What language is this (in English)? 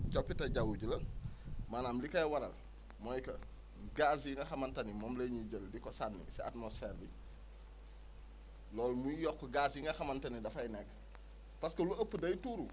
Wolof